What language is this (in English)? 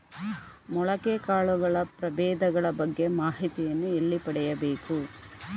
Kannada